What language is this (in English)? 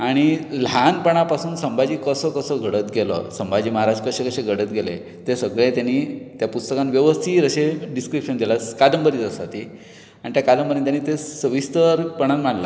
Konkani